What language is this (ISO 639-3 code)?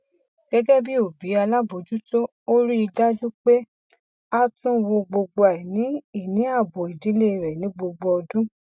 yor